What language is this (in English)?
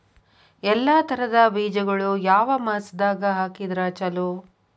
Kannada